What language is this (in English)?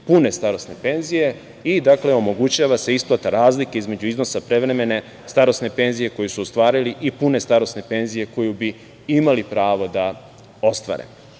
Serbian